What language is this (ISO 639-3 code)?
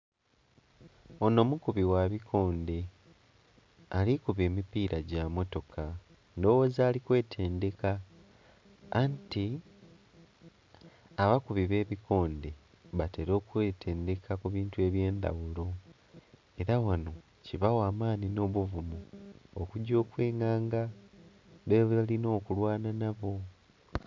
xog